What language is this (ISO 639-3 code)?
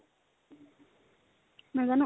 asm